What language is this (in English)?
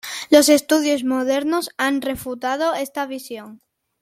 Spanish